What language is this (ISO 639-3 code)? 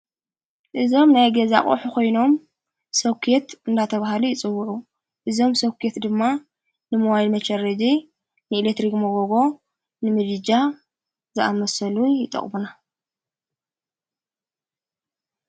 tir